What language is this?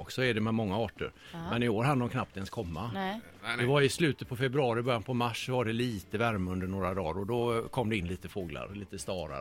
Swedish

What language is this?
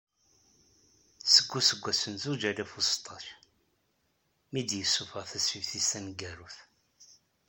Kabyle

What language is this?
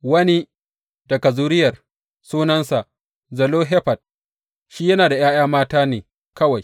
Hausa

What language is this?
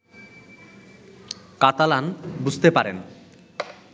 Bangla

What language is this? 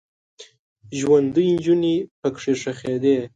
Pashto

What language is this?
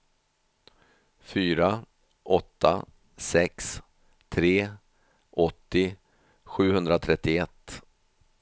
Swedish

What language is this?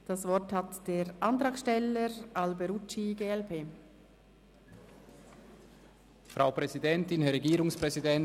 Swiss German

